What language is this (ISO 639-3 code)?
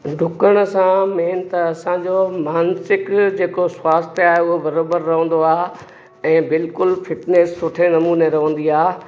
snd